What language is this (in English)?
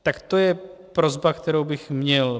Czech